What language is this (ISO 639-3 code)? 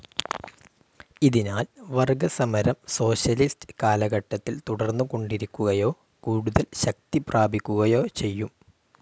mal